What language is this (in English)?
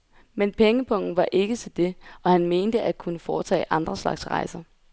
Danish